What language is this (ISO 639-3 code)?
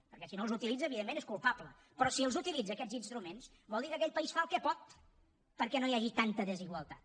cat